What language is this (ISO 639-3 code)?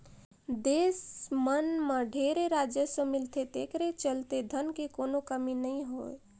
hne